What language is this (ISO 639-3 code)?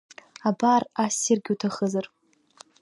abk